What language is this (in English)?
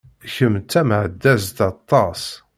Kabyle